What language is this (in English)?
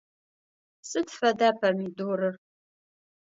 Adyghe